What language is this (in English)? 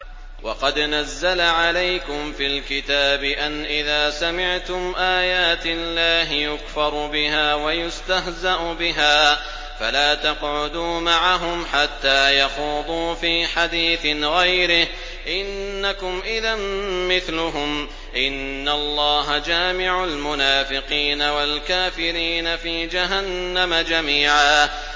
Arabic